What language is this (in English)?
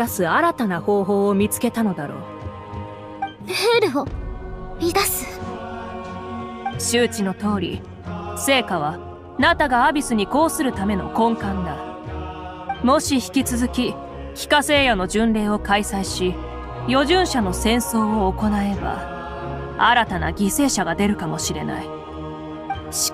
Japanese